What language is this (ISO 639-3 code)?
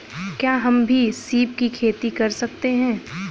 hin